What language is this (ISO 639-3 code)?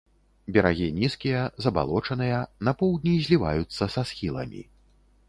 bel